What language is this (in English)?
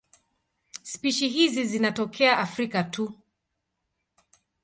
Swahili